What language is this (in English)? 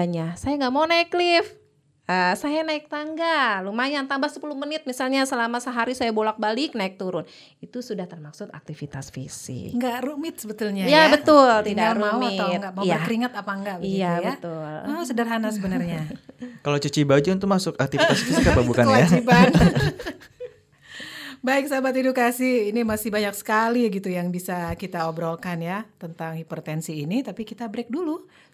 Indonesian